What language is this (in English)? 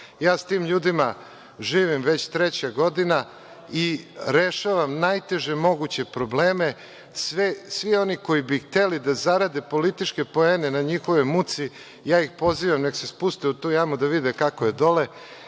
Serbian